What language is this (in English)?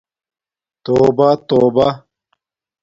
Domaaki